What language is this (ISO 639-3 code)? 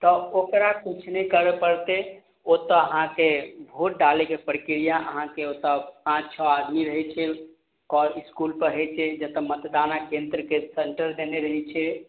mai